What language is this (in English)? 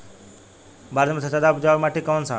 Bhojpuri